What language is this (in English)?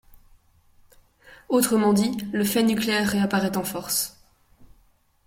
French